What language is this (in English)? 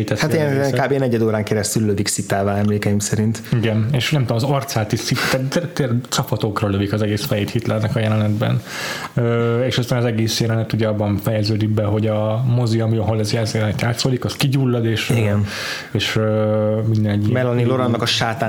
Hungarian